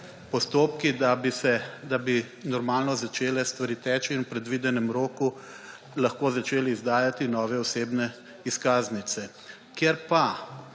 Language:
Slovenian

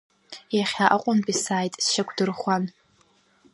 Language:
Abkhazian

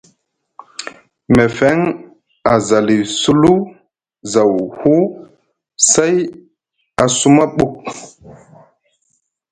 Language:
Musgu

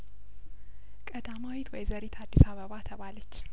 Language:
Amharic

